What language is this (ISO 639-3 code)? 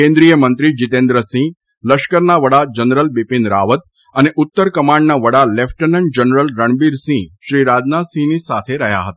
guj